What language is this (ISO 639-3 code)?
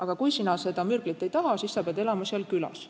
est